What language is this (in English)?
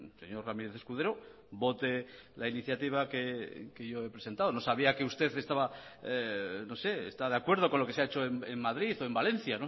Spanish